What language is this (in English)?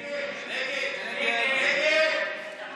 Hebrew